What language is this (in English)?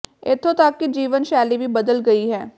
Punjabi